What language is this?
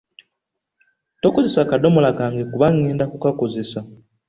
Ganda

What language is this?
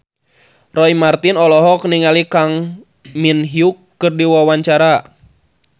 Sundanese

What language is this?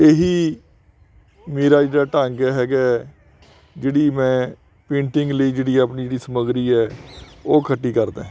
Punjabi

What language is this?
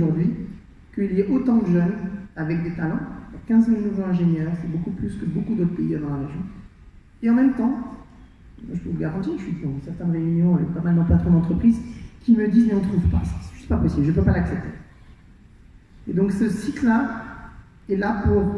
French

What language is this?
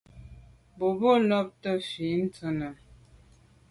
Medumba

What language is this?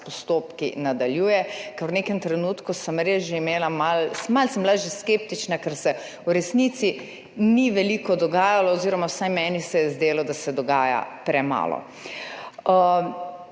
Slovenian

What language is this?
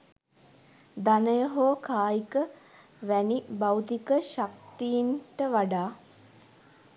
Sinhala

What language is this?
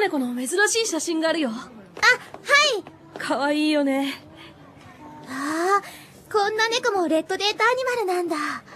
Japanese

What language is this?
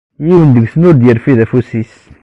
Kabyle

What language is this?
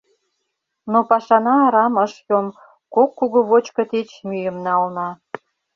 Mari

